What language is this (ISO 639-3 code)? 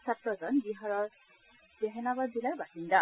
asm